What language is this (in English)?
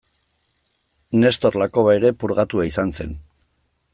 Basque